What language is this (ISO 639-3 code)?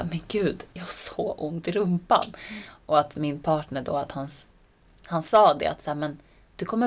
swe